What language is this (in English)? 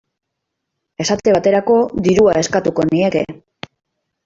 Basque